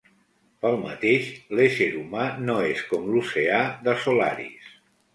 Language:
Catalan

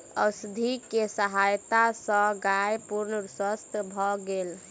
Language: Maithili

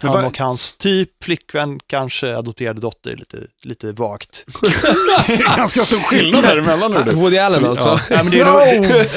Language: Swedish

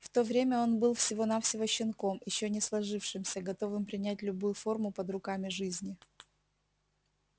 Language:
Russian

